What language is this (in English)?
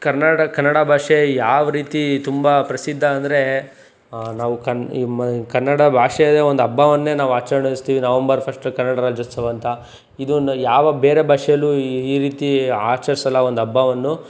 Kannada